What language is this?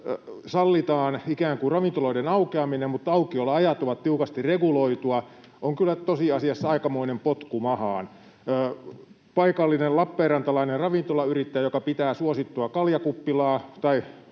Finnish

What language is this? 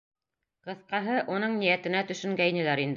Bashkir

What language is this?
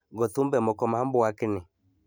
Luo (Kenya and Tanzania)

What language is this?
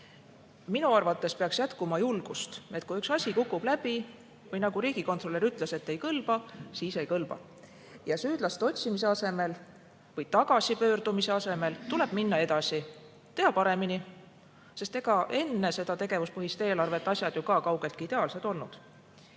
Estonian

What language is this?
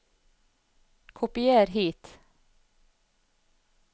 Norwegian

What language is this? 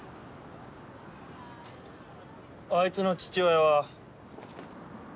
Japanese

